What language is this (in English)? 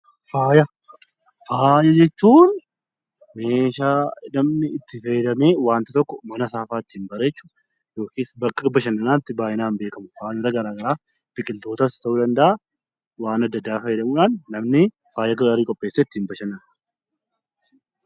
Oromo